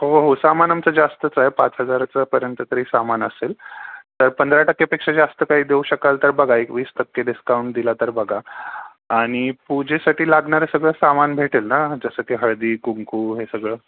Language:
Marathi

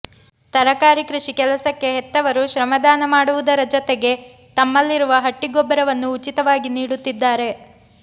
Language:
Kannada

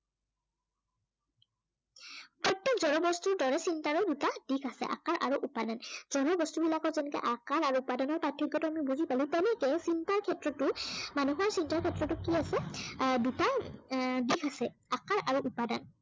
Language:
Assamese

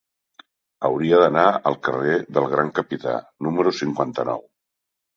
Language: Catalan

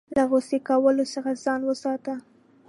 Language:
Pashto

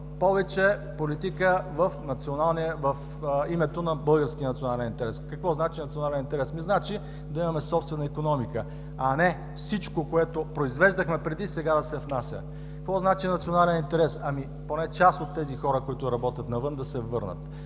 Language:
Bulgarian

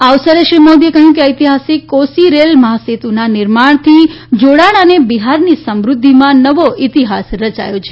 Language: Gujarati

